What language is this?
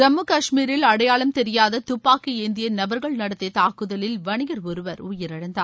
Tamil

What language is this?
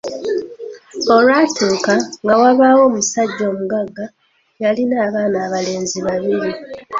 Ganda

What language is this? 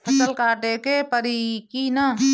Bhojpuri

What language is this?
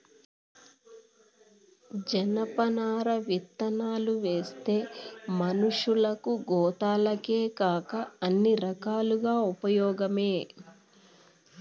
Telugu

